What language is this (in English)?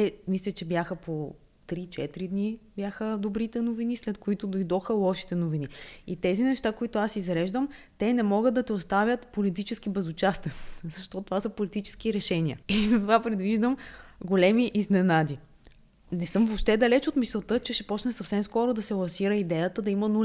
Bulgarian